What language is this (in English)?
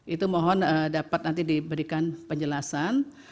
Indonesian